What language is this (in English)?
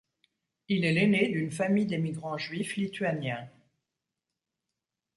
French